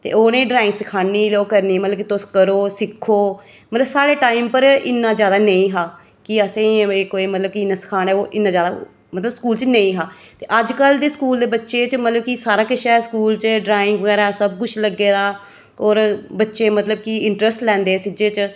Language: Dogri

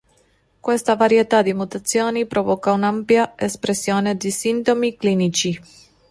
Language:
Italian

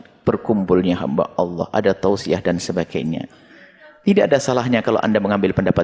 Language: Indonesian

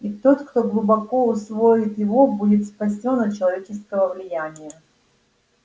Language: Russian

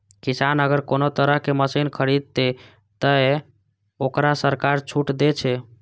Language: Maithili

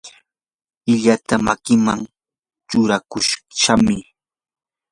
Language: Yanahuanca Pasco Quechua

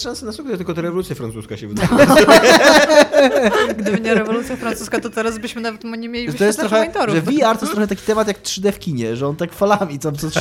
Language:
Polish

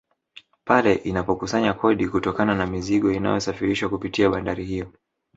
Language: Swahili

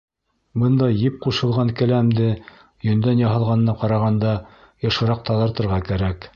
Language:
Bashkir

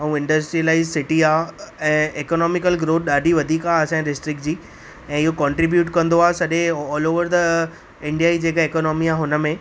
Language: Sindhi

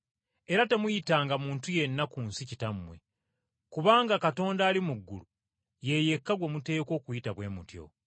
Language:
Ganda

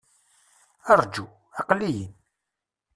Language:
Kabyle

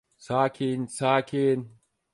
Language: Turkish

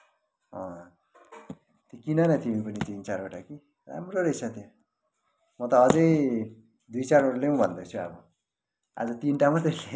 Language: Nepali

